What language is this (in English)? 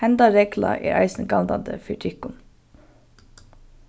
Faroese